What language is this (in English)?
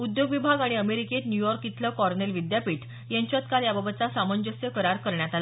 Marathi